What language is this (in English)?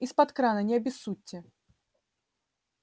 Russian